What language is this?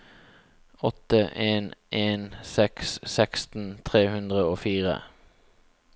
Norwegian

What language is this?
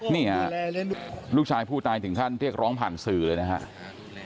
Thai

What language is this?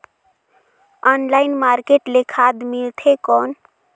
Chhattisgarhi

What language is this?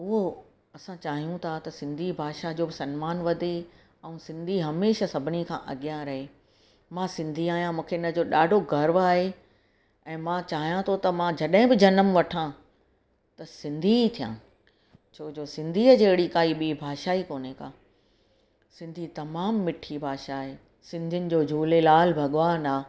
Sindhi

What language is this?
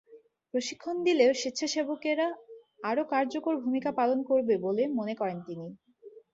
Bangla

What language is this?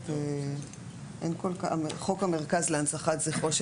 Hebrew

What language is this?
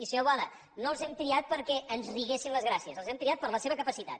Catalan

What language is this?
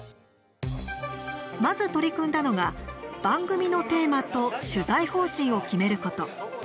Japanese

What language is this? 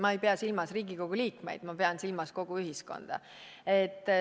Estonian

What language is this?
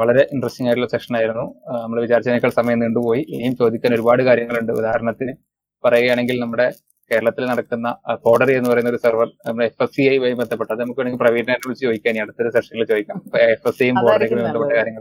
Malayalam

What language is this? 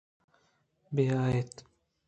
Eastern Balochi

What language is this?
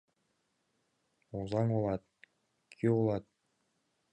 Mari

